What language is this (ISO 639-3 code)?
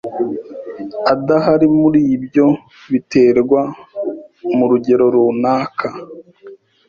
kin